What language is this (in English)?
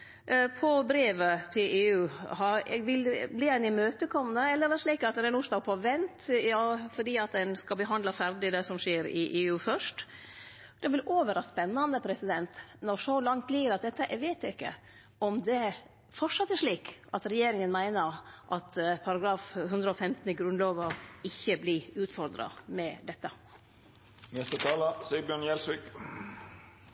Norwegian Nynorsk